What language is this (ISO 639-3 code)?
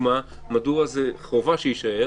heb